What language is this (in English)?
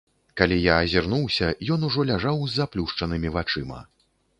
Belarusian